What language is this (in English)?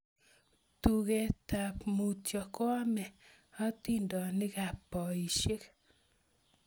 Kalenjin